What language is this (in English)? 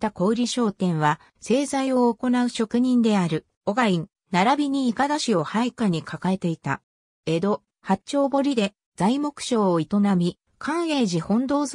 Japanese